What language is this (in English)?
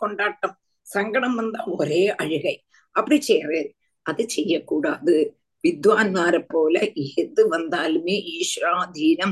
Tamil